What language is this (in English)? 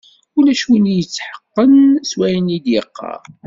Kabyle